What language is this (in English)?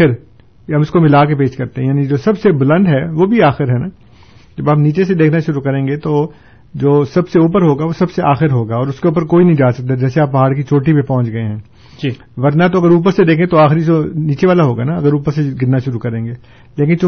Urdu